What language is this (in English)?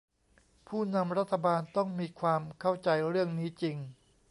Thai